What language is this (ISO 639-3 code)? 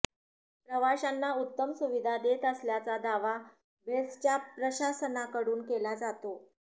mar